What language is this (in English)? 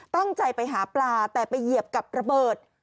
Thai